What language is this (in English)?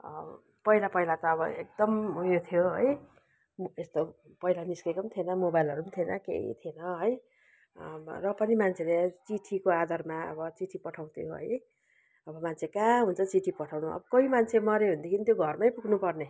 Nepali